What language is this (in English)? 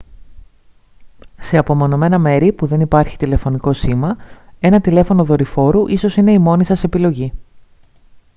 Greek